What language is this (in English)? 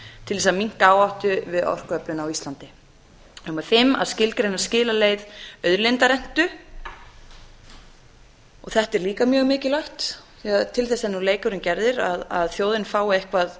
Icelandic